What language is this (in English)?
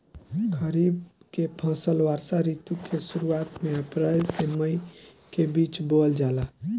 Bhojpuri